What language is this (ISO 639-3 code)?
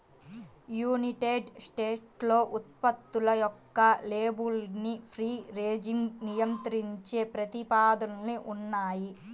tel